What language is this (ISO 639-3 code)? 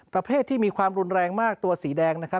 tha